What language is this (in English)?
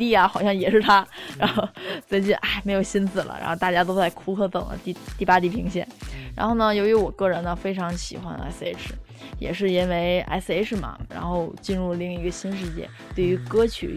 Chinese